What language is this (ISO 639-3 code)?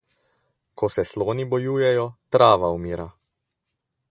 slv